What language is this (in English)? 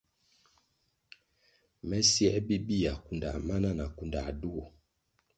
Kwasio